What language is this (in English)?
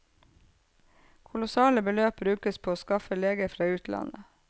Norwegian